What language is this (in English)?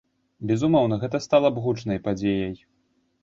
Belarusian